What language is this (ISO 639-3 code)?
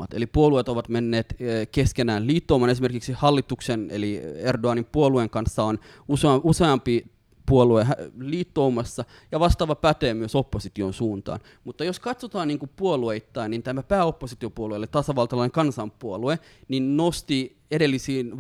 fin